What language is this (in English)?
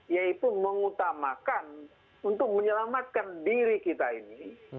Indonesian